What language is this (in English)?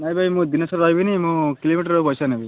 Odia